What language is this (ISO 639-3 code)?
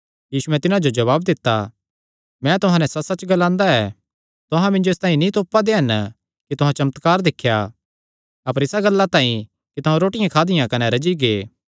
xnr